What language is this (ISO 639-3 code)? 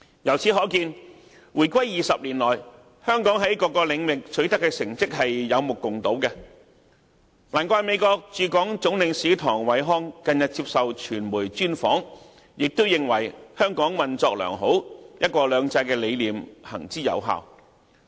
yue